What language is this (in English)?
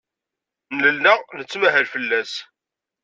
Kabyle